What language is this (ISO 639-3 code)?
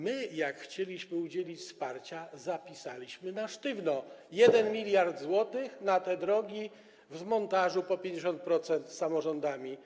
pol